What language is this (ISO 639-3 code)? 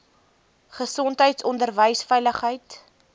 afr